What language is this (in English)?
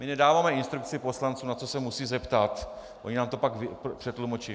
Czech